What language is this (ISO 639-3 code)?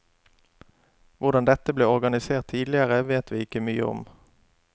nor